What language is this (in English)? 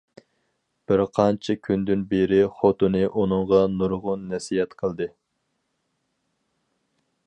Uyghur